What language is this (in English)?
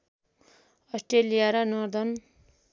Nepali